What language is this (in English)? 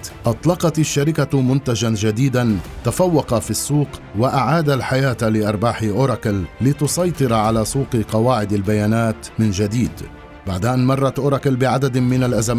Arabic